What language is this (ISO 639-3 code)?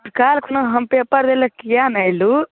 mai